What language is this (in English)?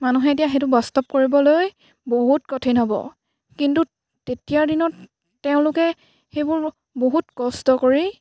Assamese